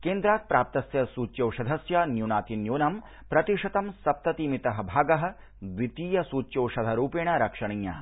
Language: Sanskrit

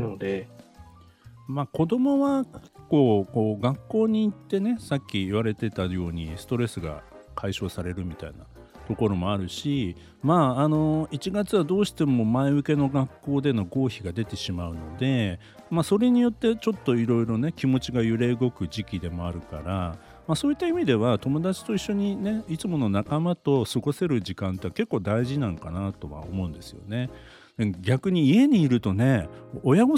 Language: Japanese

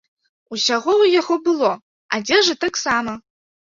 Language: Belarusian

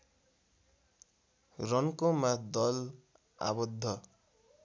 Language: Nepali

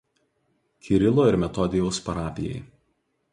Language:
Lithuanian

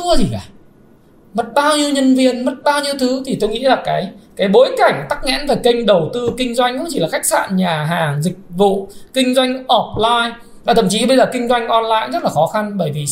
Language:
Vietnamese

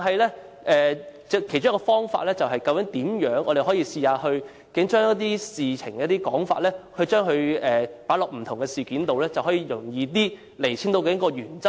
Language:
Cantonese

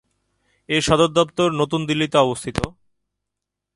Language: Bangla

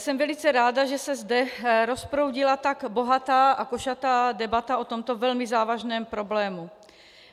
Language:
Czech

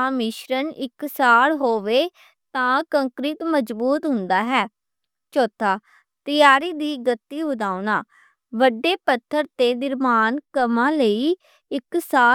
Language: Western Panjabi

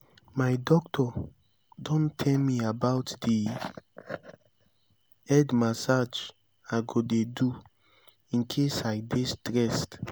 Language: Nigerian Pidgin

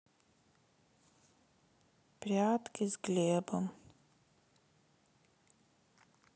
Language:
Russian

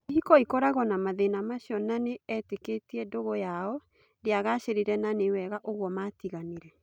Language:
Kikuyu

